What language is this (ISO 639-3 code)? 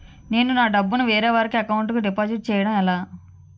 tel